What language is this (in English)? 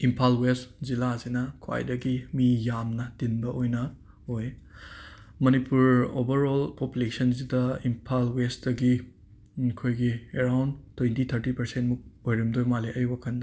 Manipuri